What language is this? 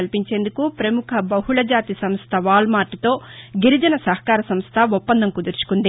Telugu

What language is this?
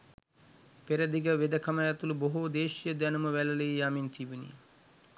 Sinhala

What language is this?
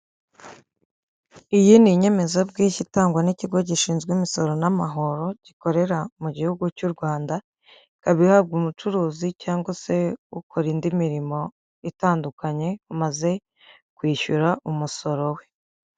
Kinyarwanda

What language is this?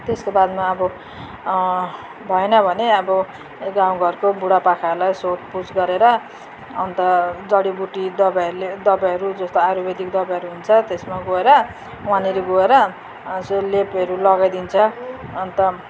Nepali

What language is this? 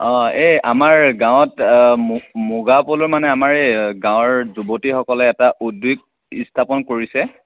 Assamese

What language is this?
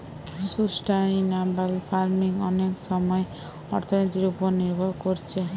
Bangla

